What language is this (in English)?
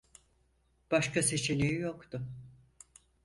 Turkish